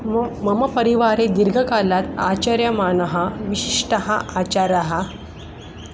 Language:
Sanskrit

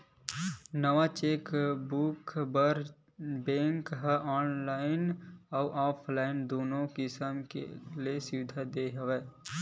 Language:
Chhattisgarhi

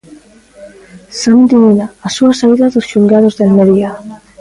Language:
Galician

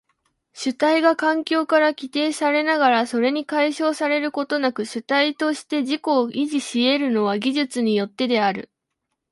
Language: Japanese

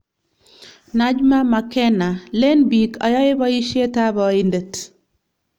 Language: Kalenjin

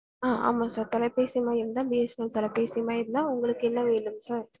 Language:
Tamil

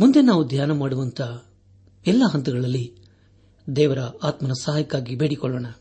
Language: Kannada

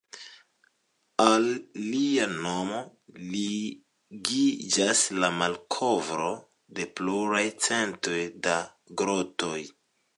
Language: Esperanto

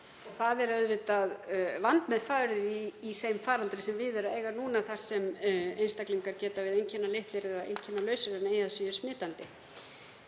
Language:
Icelandic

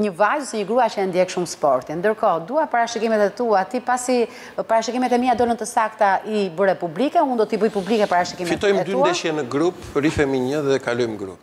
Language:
Romanian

